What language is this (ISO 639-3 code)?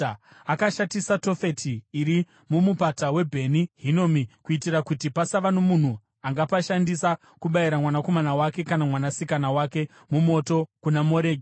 sna